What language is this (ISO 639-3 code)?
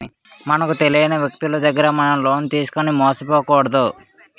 tel